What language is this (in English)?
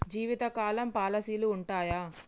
Telugu